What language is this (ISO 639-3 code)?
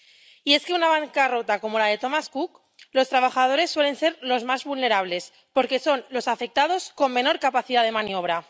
spa